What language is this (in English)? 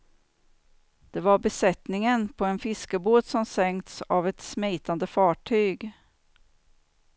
Swedish